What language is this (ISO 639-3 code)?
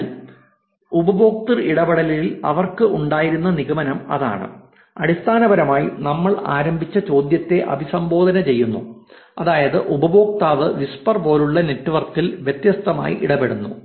mal